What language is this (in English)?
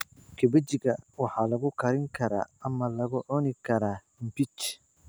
Somali